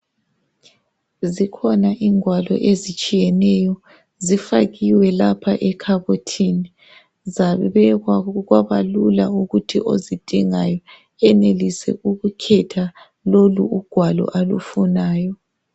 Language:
North Ndebele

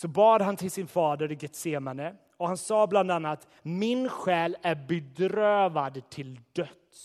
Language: Swedish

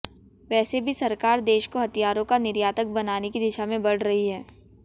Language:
Hindi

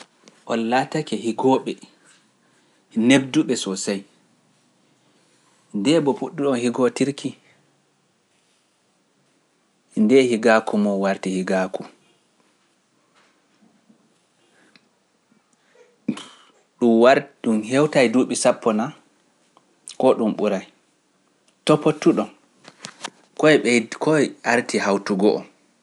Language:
Pular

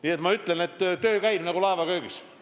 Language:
Estonian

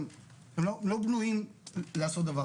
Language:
Hebrew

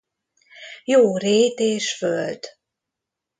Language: Hungarian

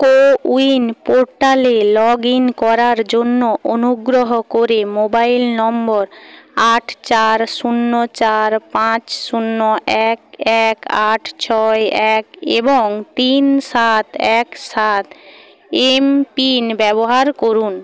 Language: Bangla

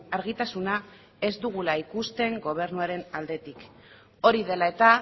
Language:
Basque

